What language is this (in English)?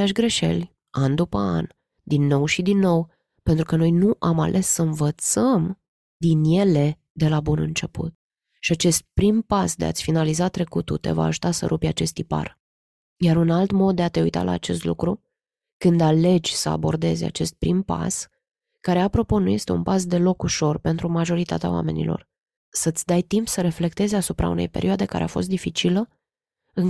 Romanian